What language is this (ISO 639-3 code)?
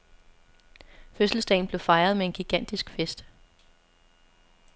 dan